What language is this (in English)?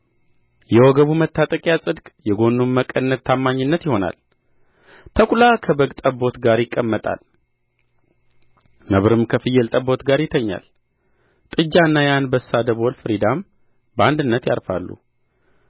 Amharic